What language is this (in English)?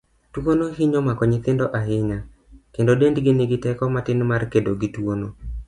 Luo (Kenya and Tanzania)